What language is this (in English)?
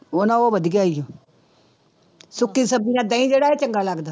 Punjabi